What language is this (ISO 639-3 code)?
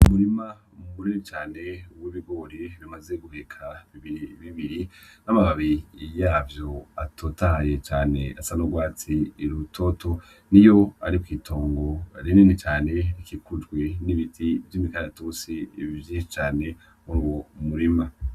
run